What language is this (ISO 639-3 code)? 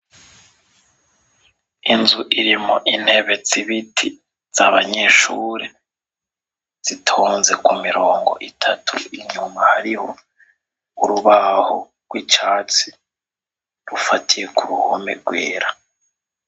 run